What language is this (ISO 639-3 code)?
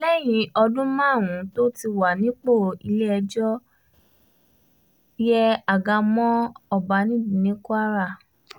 yor